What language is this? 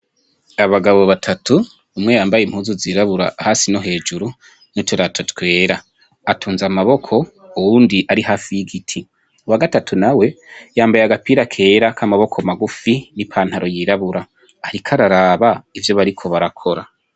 Rundi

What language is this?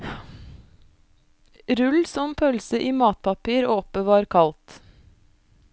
Norwegian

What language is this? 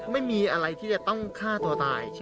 Thai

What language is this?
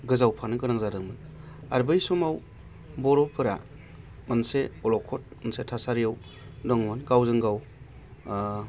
Bodo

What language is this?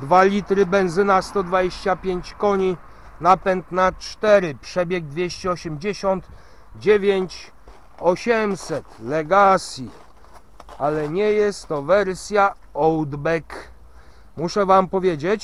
Polish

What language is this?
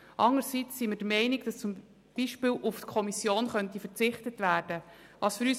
Swiss German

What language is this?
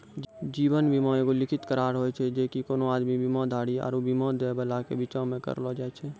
Maithili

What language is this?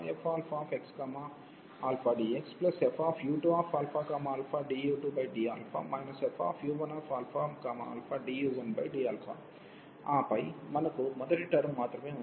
Telugu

